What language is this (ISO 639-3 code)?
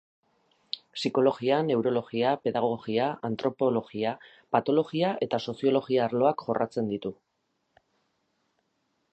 eus